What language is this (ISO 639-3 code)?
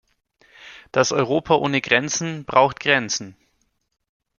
deu